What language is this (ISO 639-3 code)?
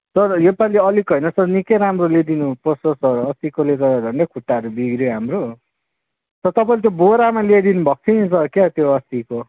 nep